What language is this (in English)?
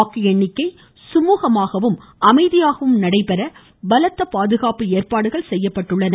Tamil